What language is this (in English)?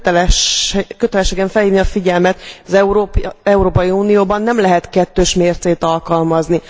Hungarian